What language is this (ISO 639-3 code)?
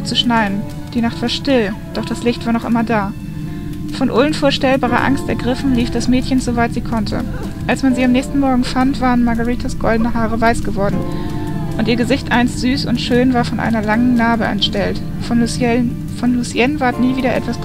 deu